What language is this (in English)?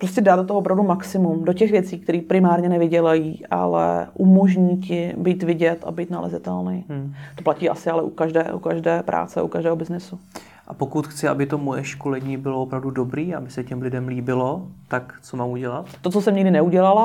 Czech